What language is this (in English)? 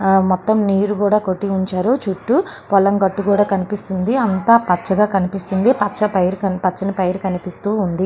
Telugu